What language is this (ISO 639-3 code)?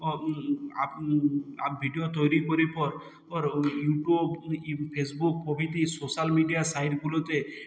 ben